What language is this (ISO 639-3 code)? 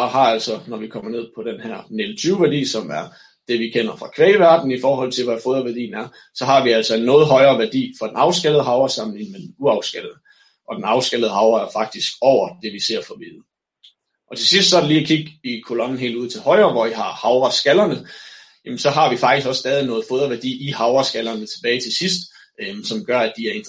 dan